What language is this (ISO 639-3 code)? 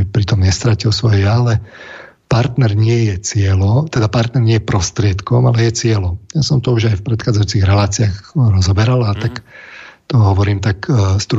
slk